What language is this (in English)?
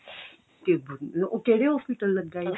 Punjabi